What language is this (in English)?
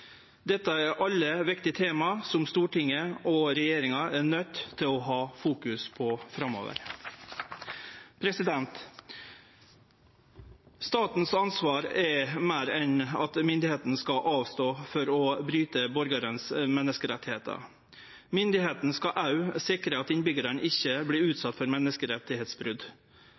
Norwegian Nynorsk